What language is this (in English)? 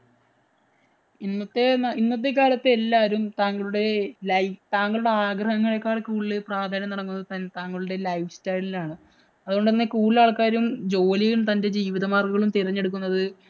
Malayalam